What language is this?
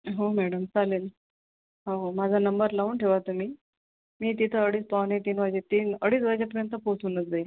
Marathi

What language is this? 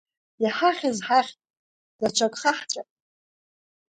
Abkhazian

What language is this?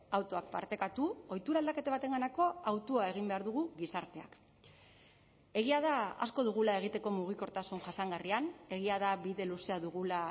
Basque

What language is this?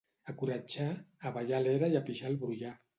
Catalan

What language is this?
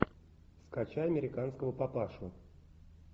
Russian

